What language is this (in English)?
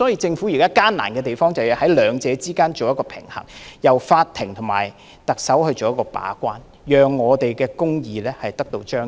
Cantonese